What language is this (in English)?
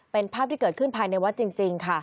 Thai